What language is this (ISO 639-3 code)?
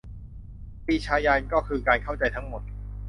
tha